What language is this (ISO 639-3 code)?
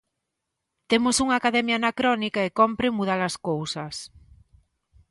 glg